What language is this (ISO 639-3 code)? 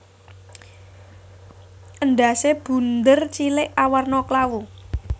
jav